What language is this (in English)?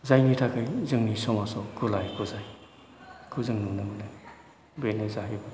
Bodo